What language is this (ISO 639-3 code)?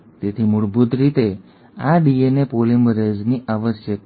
guj